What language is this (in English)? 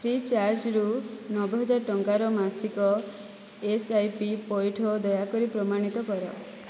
Odia